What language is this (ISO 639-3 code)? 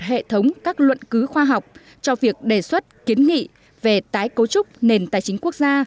vie